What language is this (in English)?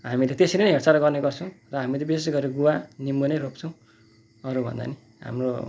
Nepali